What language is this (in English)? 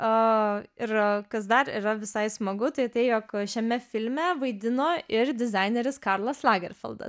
Lithuanian